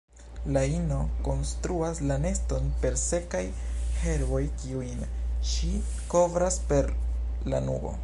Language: Esperanto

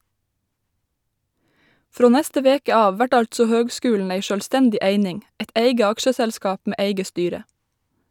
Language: Norwegian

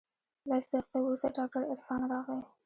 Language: Pashto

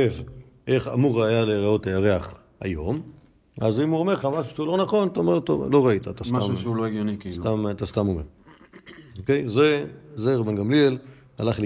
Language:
Hebrew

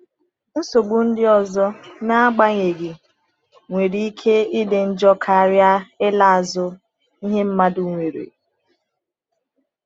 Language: Igbo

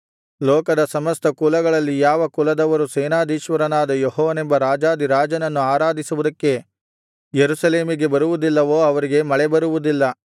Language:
Kannada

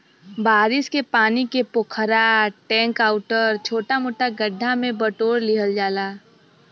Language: Bhojpuri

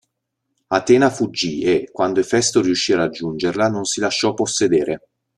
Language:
Italian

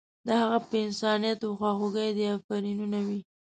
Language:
Pashto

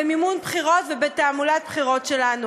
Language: Hebrew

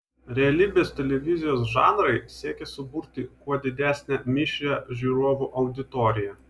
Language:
Lithuanian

